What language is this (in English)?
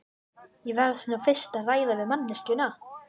Icelandic